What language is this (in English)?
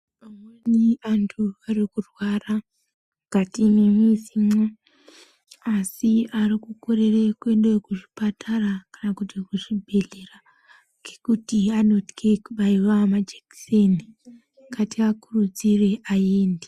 Ndau